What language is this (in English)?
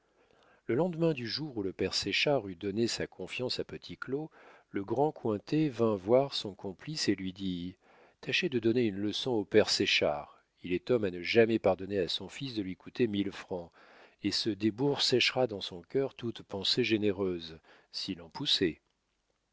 French